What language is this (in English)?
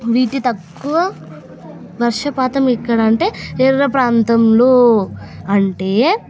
Telugu